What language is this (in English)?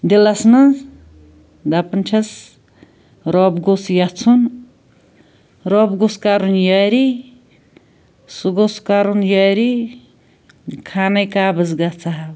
Kashmiri